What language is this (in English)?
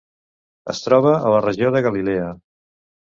Catalan